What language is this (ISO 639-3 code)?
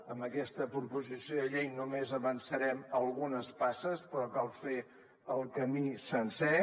cat